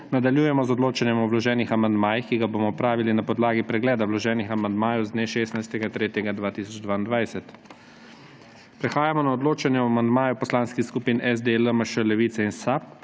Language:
Slovenian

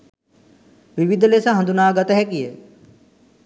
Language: Sinhala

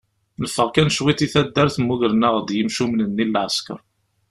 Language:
Kabyle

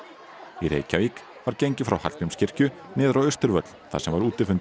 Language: Icelandic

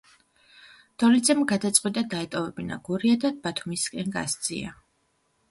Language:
Georgian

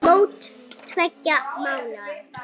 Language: Icelandic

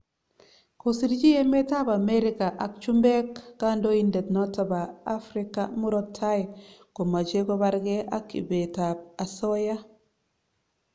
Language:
Kalenjin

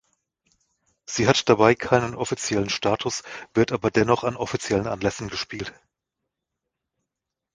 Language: German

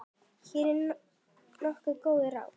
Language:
Icelandic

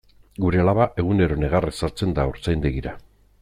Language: Basque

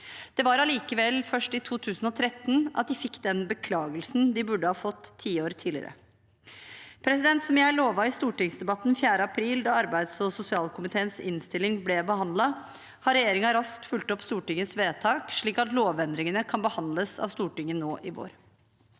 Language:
Norwegian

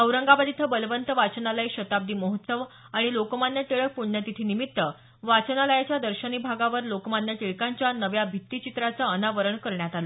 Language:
Marathi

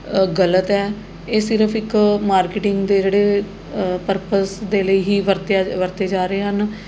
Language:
Punjabi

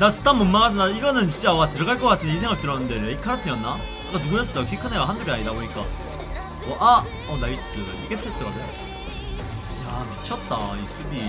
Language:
Korean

